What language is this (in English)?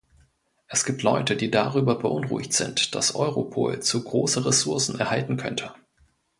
German